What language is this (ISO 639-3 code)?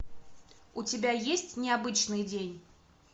rus